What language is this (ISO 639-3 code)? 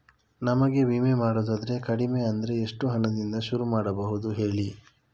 kan